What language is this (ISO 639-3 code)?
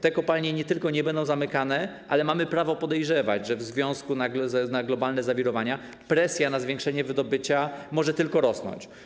pol